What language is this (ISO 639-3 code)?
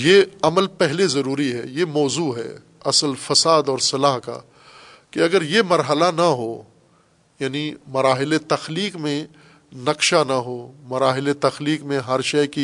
urd